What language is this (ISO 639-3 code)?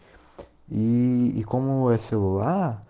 rus